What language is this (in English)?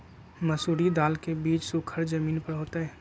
Magahi